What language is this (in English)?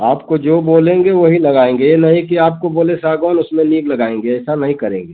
Hindi